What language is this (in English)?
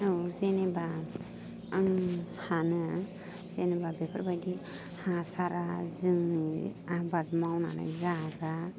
Bodo